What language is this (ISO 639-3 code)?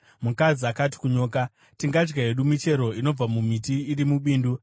sna